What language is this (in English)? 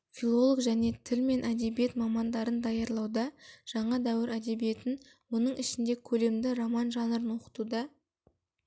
Kazakh